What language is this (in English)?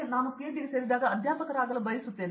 Kannada